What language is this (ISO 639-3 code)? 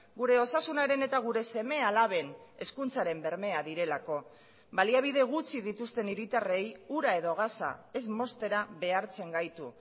eus